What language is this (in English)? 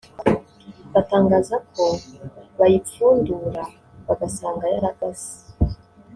Kinyarwanda